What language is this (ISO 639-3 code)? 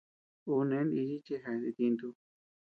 cux